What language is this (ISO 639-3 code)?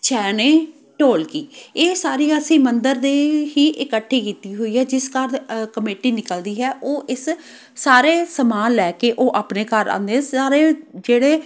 pan